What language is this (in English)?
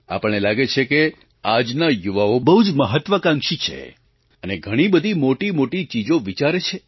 Gujarati